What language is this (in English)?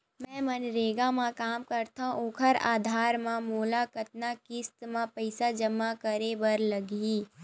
Chhattisgarhi